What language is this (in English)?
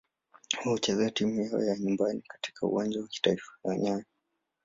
Swahili